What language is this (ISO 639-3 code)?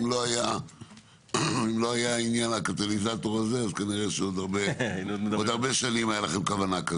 heb